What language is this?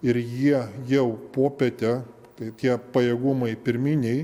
Lithuanian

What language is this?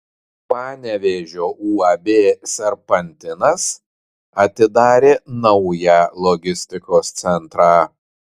Lithuanian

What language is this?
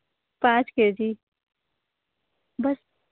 Hindi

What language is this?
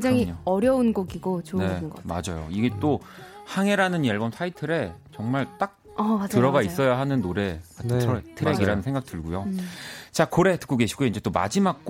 Korean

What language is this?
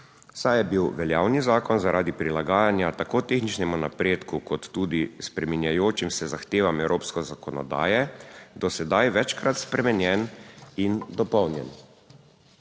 Slovenian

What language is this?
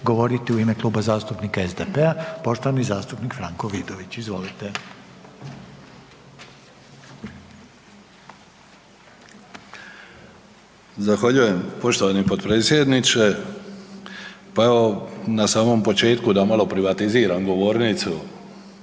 Croatian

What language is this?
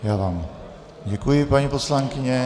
Czech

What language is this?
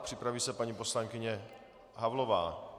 Czech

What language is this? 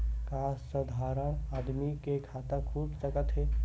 Chhattisgarhi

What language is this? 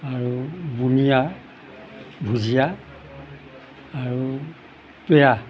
Assamese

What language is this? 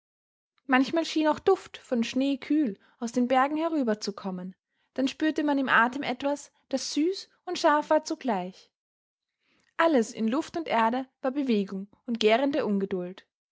German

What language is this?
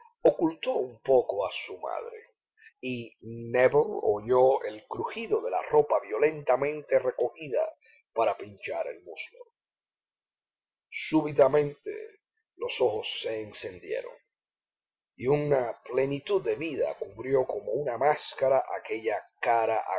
Spanish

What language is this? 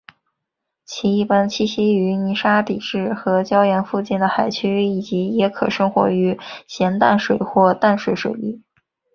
Chinese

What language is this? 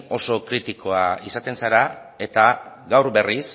Basque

